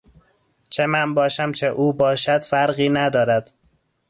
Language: Persian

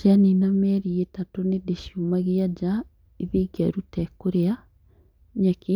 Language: Kikuyu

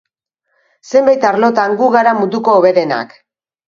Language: Basque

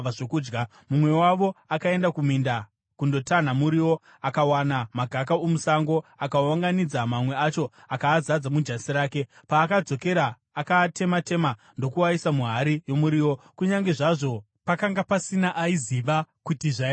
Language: Shona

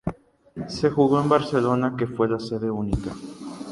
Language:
Spanish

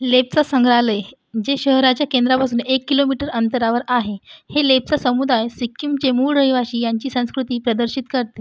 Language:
Marathi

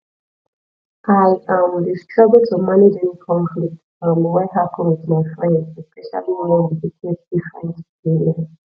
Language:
Nigerian Pidgin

